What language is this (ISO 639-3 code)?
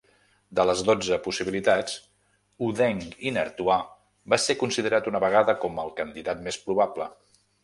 cat